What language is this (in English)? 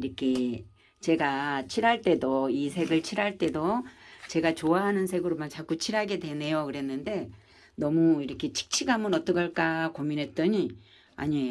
Korean